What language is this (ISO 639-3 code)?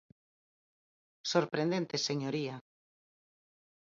glg